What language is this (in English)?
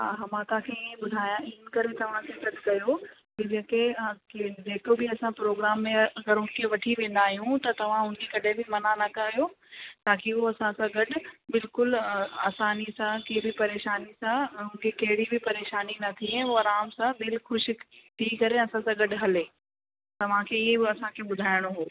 Sindhi